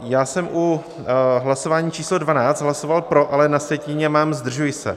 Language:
Czech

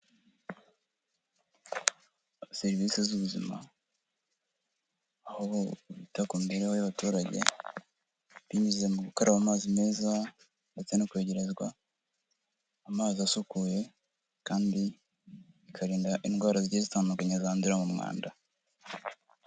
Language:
Kinyarwanda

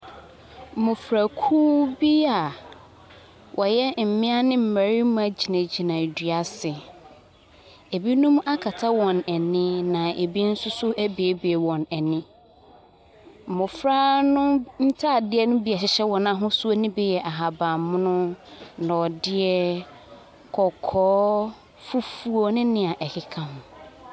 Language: Akan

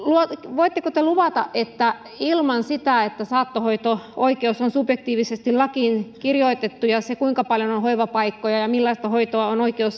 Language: Finnish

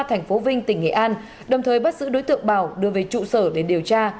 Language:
Vietnamese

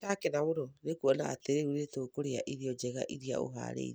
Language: Kikuyu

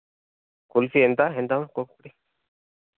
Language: Telugu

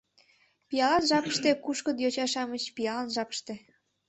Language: Mari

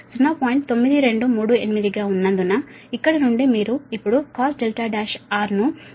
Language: Telugu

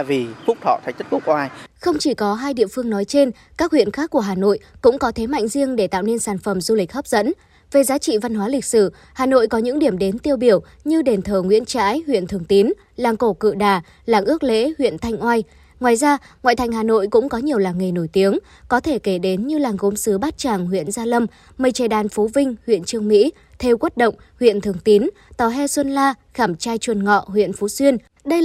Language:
Vietnamese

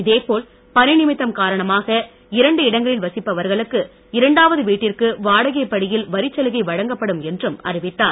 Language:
Tamil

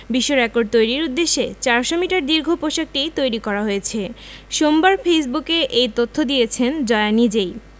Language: Bangla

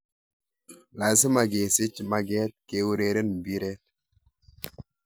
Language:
Kalenjin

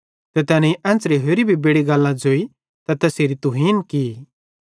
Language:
Bhadrawahi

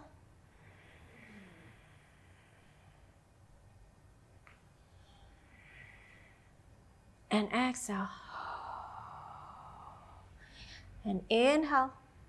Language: Indonesian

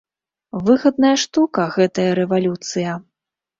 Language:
Belarusian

